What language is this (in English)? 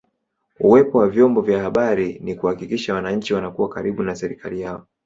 Swahili